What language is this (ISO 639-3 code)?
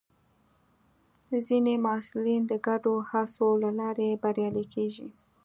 pus